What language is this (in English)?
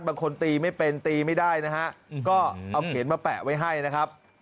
Thai